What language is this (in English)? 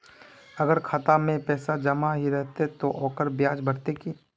Magahi